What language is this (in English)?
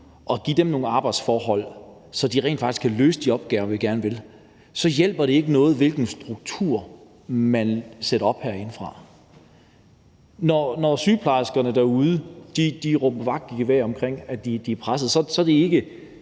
Danish